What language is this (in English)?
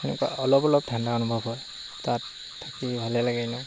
Assamese